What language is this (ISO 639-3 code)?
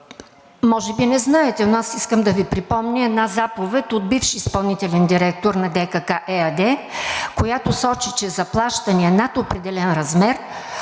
bul